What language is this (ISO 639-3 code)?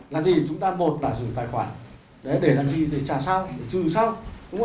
vie